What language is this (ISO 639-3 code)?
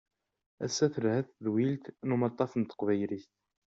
kab